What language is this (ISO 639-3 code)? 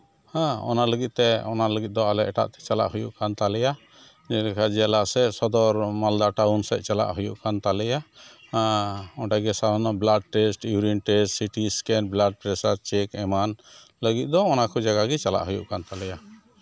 sat